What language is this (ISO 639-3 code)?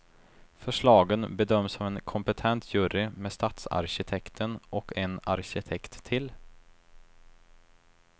swe